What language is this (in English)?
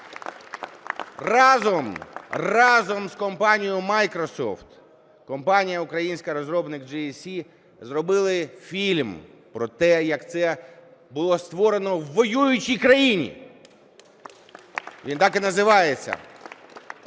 Ukrainian